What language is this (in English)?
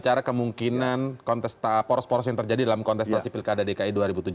Indonesian